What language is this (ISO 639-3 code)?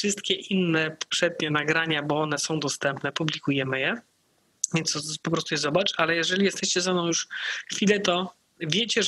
pol